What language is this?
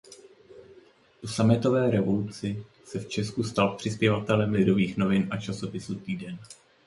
Czech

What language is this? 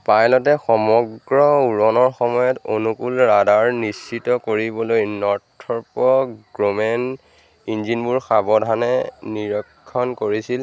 Assamese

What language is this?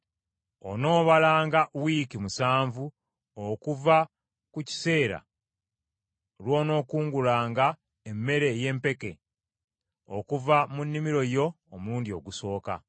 Ganda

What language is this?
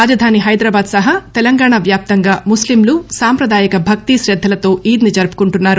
Telugu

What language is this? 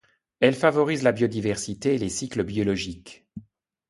French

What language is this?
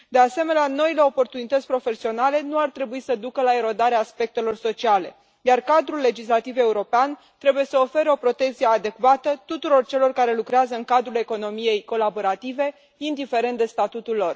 Romanian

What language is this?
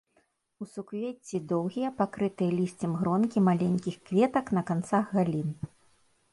Belarusian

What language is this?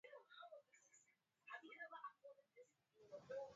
Swahili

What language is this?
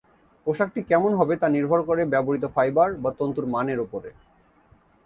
Bangla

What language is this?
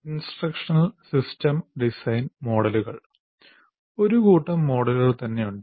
Malayalam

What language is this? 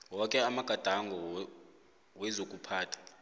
South Ndebele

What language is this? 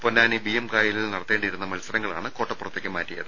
Malayalam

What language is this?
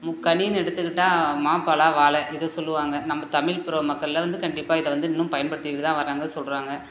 Tamil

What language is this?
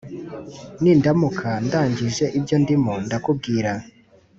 Kinyarwanda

